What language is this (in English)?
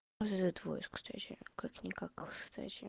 Russian